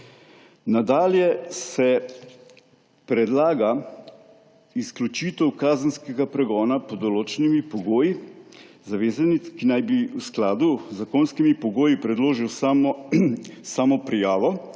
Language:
Slovenian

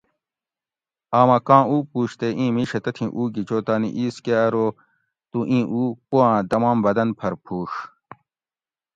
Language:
Gawri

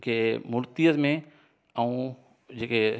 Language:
Sindhi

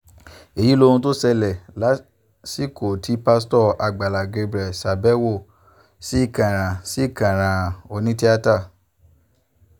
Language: Yoruba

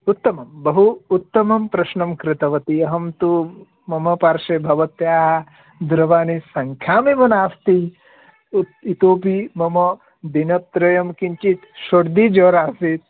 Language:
Sanskrit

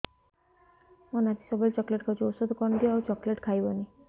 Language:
Odia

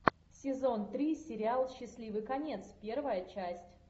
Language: Russian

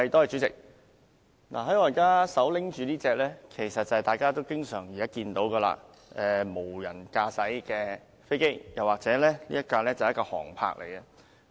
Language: Cantonese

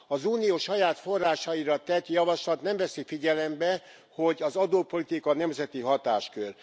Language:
Hungarian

